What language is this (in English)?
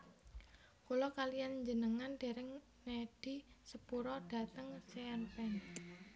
Javanese